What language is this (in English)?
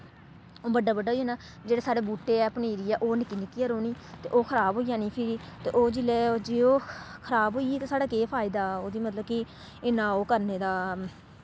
Dogri